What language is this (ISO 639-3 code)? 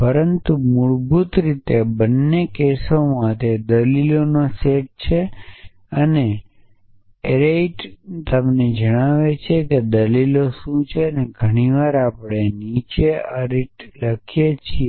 guj